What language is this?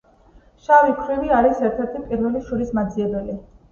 Georgian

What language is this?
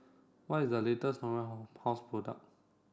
English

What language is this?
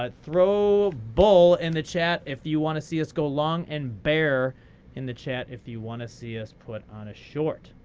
English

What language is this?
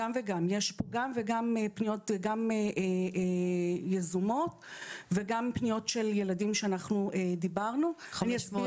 Hebrew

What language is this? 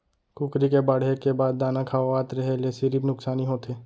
Chhattisgarhi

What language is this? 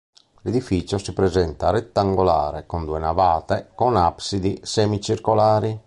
Italian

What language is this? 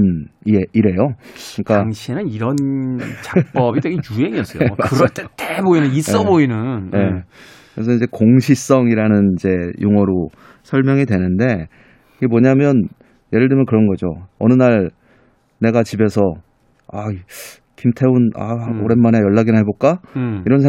Korean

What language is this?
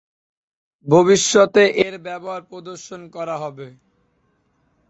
Bangla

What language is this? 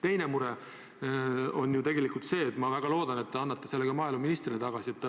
Estonian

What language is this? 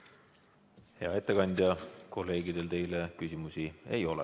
Estonian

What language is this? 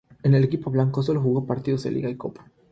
Spanish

